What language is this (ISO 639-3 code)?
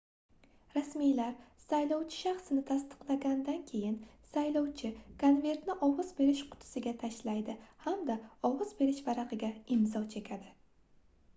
uzb